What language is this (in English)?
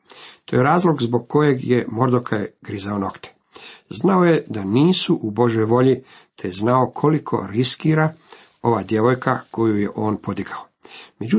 Croatian